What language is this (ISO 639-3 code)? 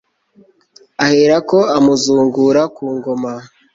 kin